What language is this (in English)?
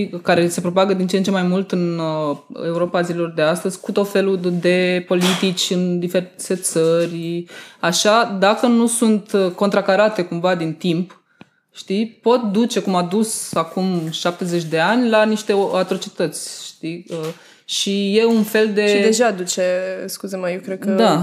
Romanian